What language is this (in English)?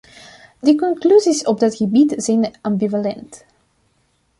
Dutch